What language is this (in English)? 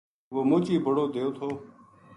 Gujari